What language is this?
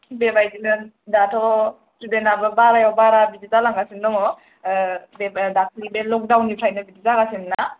Bodo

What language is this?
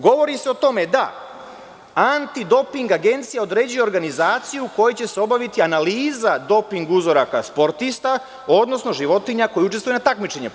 Serbian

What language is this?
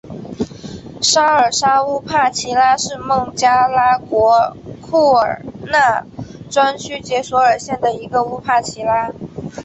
Chinese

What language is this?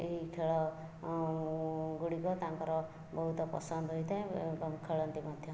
Odia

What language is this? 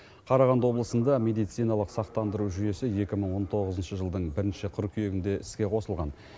Kazakh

